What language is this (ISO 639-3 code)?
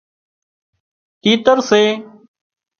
kxp